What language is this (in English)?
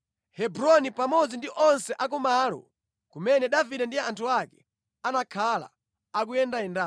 Nyanja